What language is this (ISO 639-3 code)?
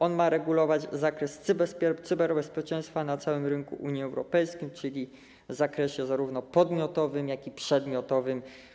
pol